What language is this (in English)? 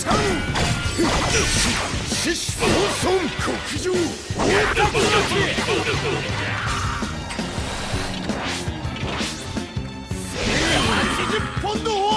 Japanese